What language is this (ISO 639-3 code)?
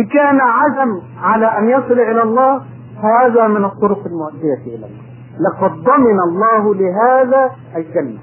ara